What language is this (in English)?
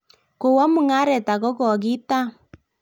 Kalenjin